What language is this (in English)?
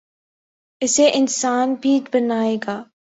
Urdu